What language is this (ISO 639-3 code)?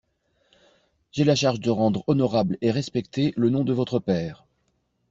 fra